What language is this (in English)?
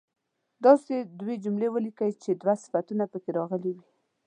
Pashto